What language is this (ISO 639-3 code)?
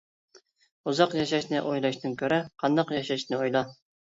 uig